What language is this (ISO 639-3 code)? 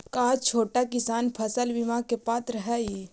mag